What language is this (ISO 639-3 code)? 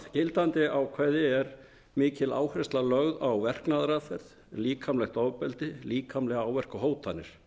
isl